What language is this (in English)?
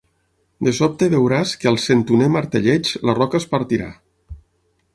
Catalan